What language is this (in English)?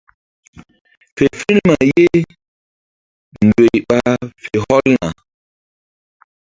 Mbum